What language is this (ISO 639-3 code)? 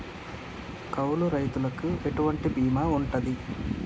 tel